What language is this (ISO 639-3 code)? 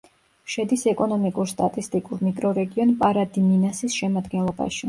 kat